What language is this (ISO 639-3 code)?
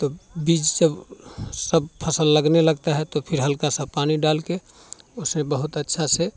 hin